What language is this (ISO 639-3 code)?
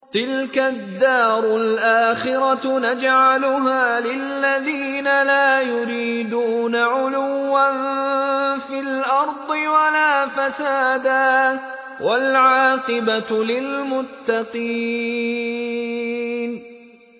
ara